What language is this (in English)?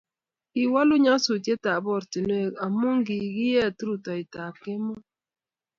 Kalenjin